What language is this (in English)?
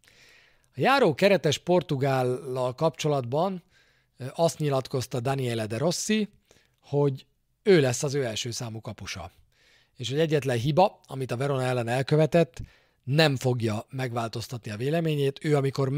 Hungarian